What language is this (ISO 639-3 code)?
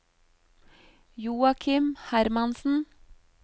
nor